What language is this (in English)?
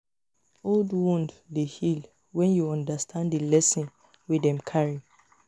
Nigerian Pidgin